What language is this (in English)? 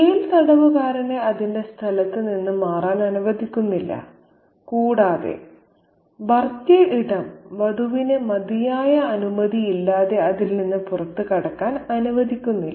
Malayalam